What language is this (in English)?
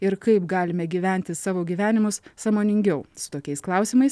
Lithuanian